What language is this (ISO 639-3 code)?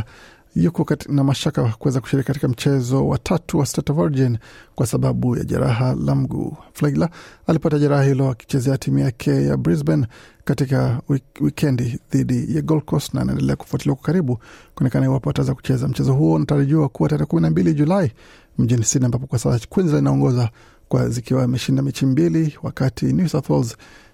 swa